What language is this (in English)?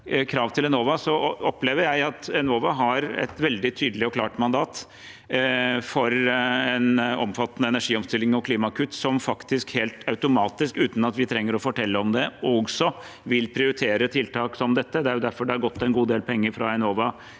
Norwegian